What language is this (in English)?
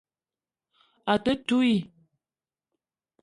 Eton (Cameroon)